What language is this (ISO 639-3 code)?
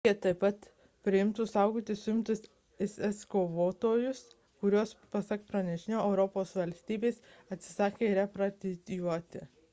lit